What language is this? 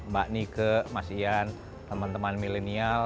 Indonesian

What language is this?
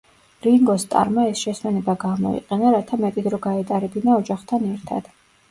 Georgian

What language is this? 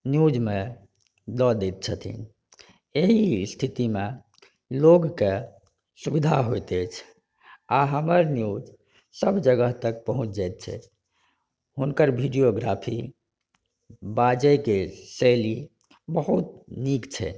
Maithili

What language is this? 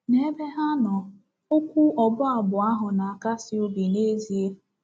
Igbo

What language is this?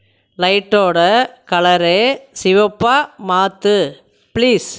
Tamil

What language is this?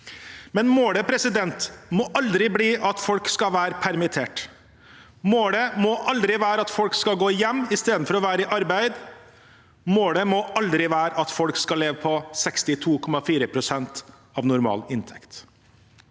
Norwegian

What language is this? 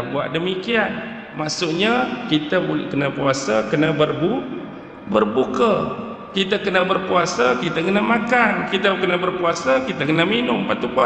Malay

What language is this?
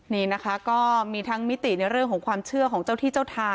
Thai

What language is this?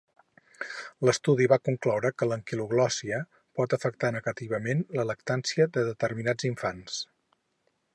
Catalan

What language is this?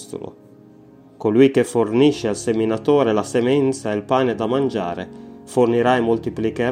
Italian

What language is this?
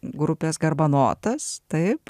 Lithuanian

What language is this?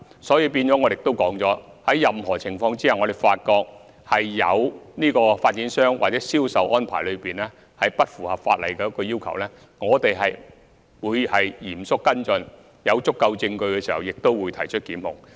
Cantonese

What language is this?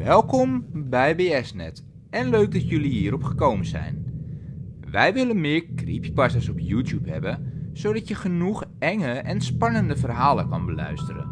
Dutch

